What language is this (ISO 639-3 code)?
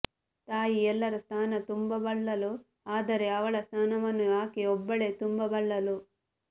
kan